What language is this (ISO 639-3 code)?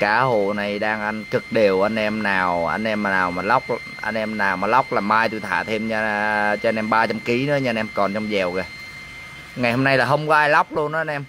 vie